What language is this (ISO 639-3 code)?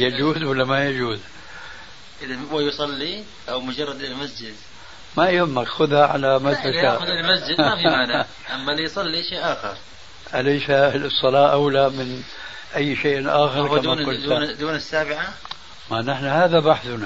ara